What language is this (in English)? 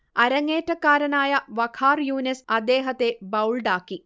Malayalam